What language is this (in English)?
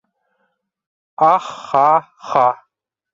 Bashkir